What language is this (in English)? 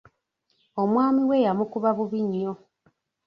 Ganda